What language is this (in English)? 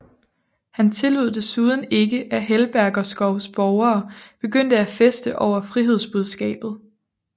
Danish